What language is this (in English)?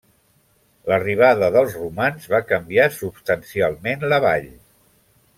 Catalan